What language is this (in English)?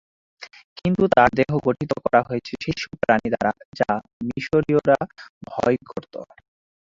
Bangla